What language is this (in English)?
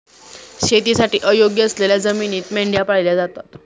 Marathi